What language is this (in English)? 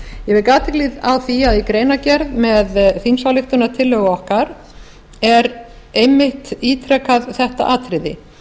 Icelandic